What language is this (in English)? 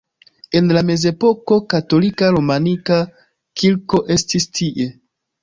Esperanto